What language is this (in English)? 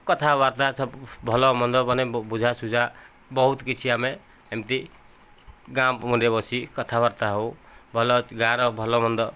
Odia